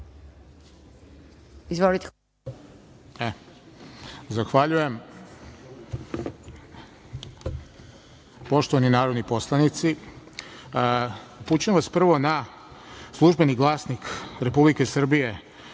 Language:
Serbian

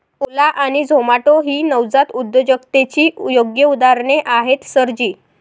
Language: Marathi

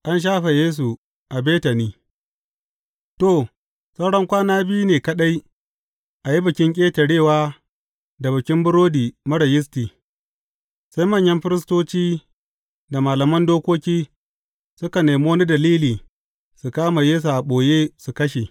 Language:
Hausa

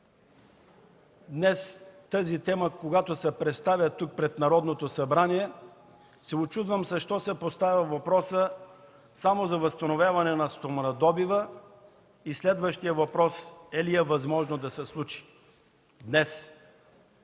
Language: Bulgarian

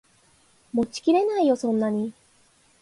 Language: Japanese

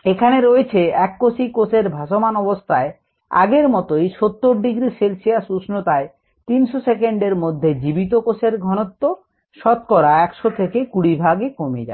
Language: Bangla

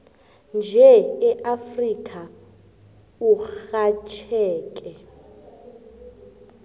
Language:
South Ndebele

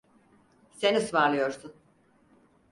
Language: Turkish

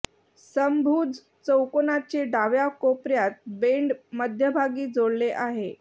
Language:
Marathi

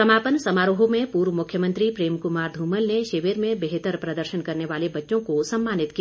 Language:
Hindi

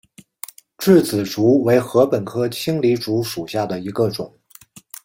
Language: Chinese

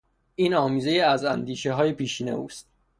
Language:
Persian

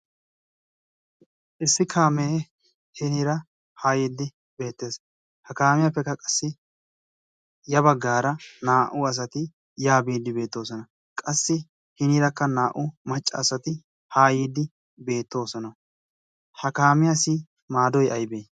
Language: Wolaytta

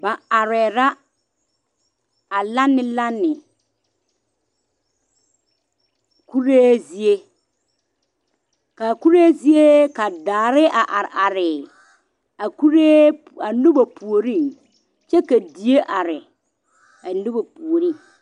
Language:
Southern Dagaare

